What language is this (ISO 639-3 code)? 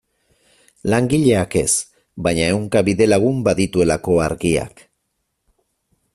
eus